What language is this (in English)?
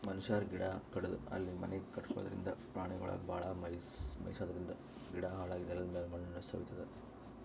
Kannada